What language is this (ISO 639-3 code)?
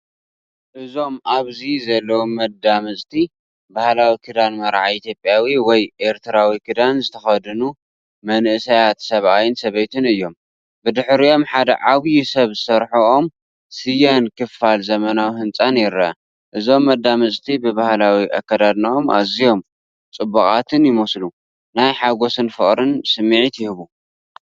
tir